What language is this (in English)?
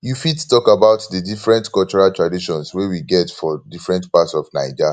Nigerian Pidgin